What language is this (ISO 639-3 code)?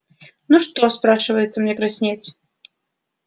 rus